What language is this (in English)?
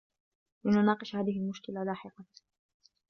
Arabic